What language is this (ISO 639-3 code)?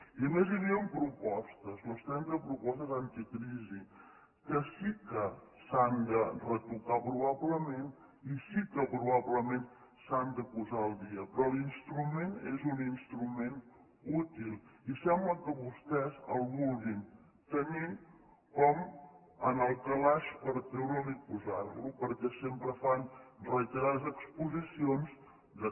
cat